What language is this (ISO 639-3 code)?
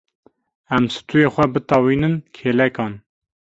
kur